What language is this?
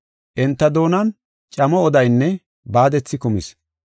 Gofa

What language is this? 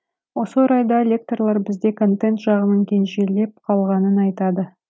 Kazakh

